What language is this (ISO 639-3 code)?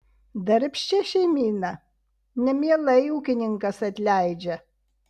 lit